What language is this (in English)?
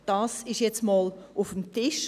Swiss German